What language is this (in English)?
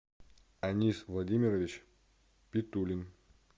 Russian